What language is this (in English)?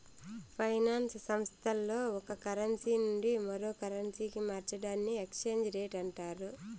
Telugu